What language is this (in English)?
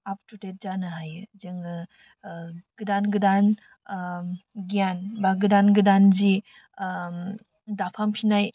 Bodo